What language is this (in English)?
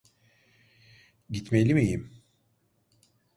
Turkish